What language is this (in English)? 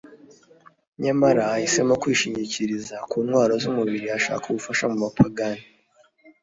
Kinyarwanda